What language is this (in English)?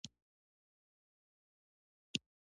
Pashto